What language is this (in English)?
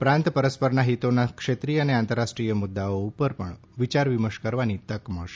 Gujarati